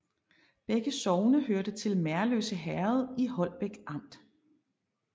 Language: Danish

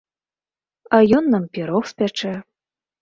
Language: Belarusian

